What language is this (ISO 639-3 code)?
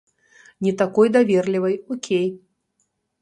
bel